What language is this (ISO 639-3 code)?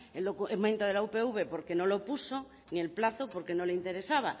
spa